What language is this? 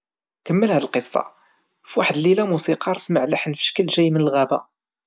Moroccan Arabic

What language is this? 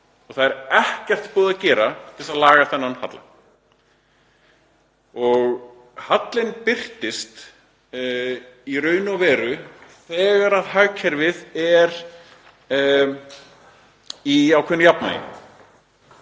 Icelandic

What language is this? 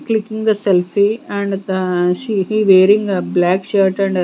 English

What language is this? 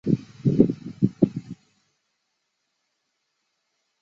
Chinese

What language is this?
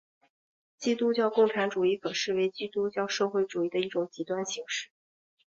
Chinese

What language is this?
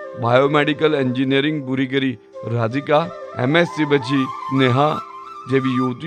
Hindi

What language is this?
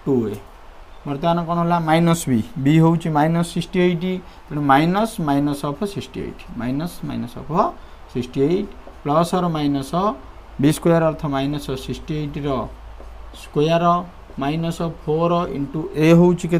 Hindi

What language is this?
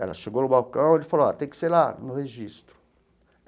Portuguese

